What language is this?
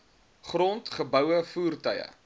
Afrikaans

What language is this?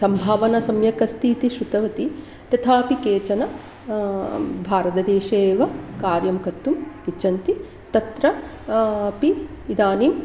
Sanskrit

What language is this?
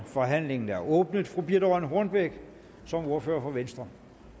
Danish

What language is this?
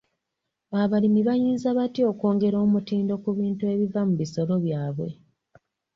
Ganda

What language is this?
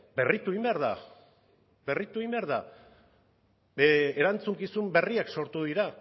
Basque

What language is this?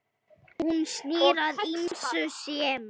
Icelandic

